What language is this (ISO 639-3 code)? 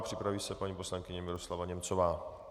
ces